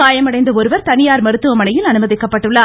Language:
Tamil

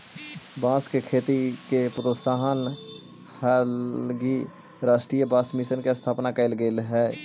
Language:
Magahi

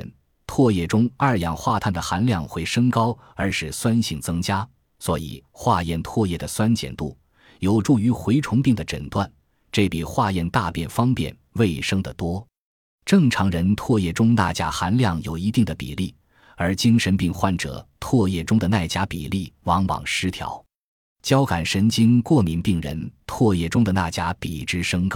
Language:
Chinese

